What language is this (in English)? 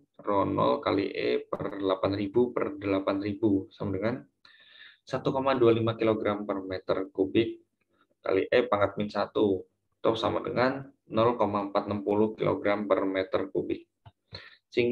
Indonesian